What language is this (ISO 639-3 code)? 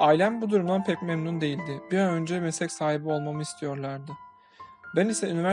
tur